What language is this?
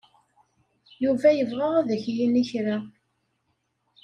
Kabyle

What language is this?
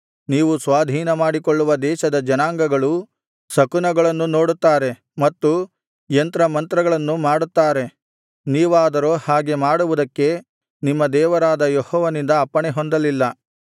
Kannada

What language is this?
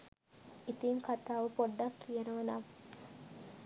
Sinhala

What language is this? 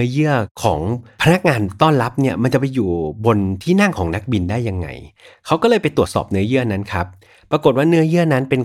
Thai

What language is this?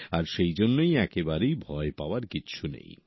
Bangla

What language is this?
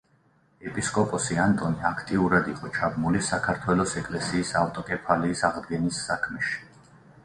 Georgian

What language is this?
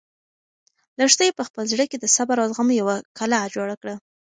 Pashto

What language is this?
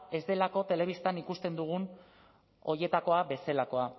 Basque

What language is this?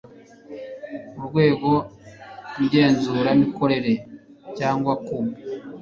Kinyarwanda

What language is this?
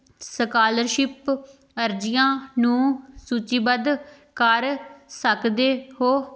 Punjabi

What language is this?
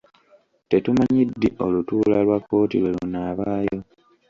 Ganda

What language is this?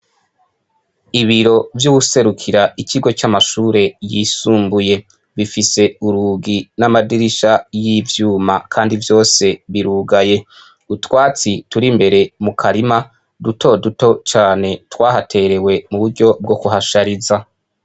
Rundi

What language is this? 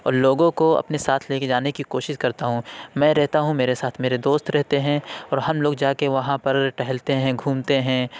Urdu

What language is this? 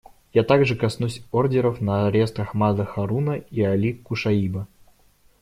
Russian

